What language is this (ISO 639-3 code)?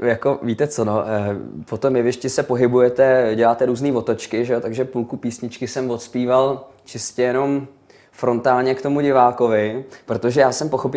ces